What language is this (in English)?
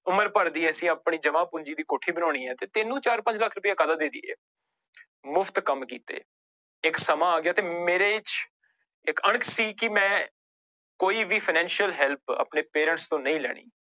Punjabi